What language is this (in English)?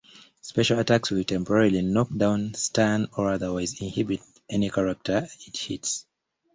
English